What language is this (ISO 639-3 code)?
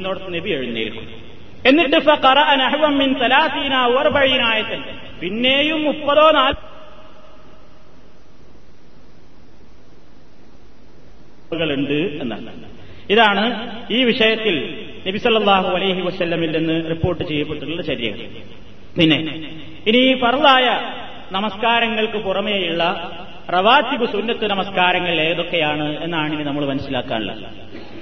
mal